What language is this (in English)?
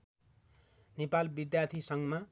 Nepali